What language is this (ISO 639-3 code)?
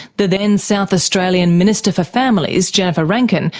eng